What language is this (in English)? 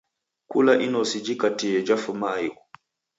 Taita